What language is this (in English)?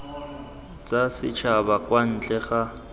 Tswana